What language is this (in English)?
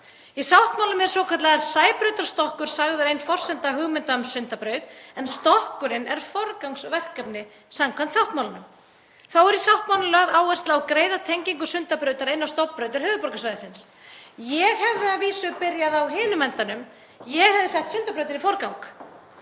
Icelandic